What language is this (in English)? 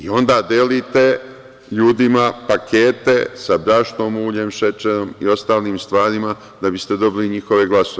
Serbian